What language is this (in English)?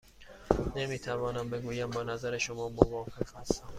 Persian